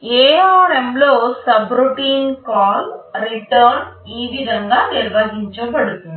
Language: Telugu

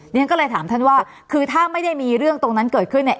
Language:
Thai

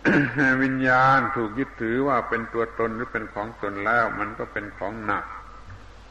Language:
Thai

